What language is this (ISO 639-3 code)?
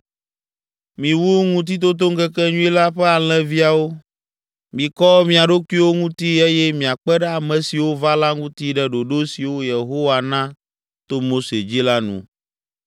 ewe